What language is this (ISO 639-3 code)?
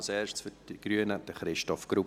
gsw